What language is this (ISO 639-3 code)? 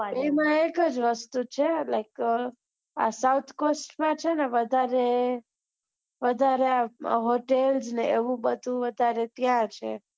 guj